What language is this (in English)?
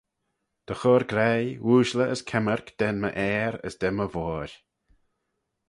Manx